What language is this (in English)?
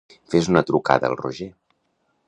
Catalan